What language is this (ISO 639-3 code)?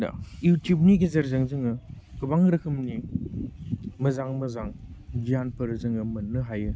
brx